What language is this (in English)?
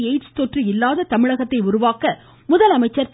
Tamil